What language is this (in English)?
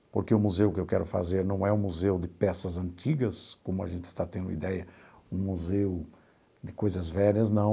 Portuguese